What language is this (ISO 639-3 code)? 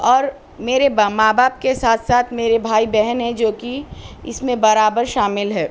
urd